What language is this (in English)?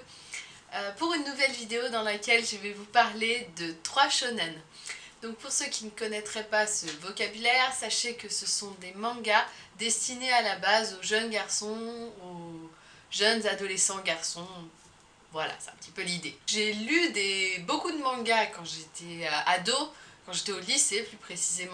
French